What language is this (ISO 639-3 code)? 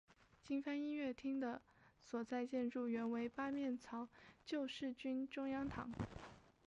zho